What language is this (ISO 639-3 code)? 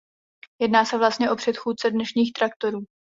ces